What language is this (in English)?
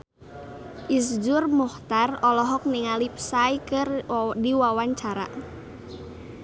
Sundanese